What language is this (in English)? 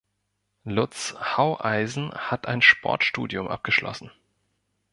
German